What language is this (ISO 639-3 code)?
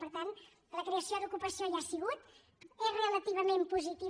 cat